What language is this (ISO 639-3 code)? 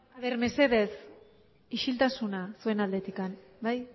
eus